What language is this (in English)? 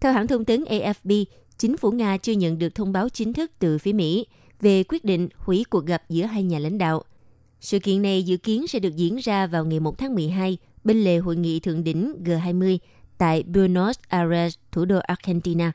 Vietnamese